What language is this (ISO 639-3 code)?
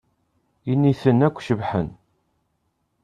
kab